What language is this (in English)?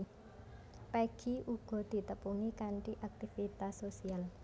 Javanese